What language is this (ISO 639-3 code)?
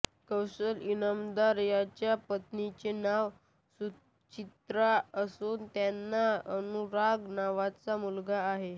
mar